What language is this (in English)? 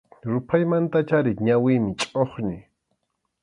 Arequipa-La Unión Quechua